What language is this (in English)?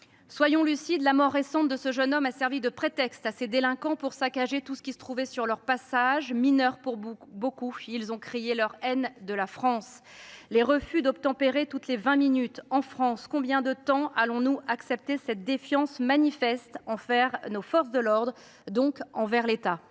French